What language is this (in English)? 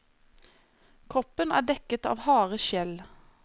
Norwegian